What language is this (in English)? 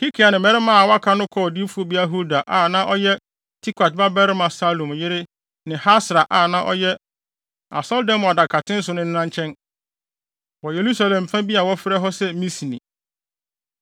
Akan